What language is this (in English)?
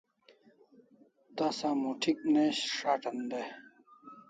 Kalasha